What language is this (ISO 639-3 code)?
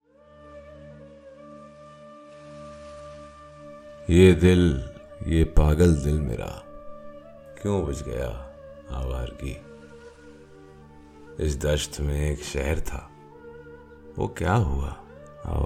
urd